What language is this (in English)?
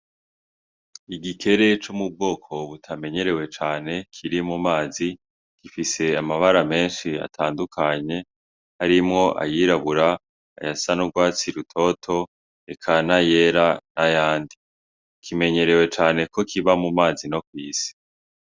Rundi